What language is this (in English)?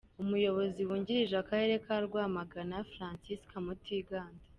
Kinyarwanda